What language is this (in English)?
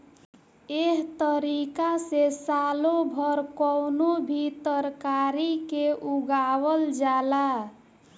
Bhojpuri